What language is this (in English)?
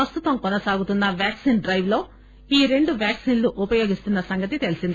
Telugu